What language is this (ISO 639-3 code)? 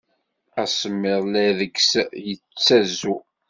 kab